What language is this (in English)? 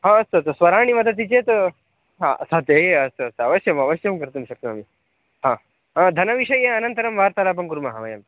Sanskrit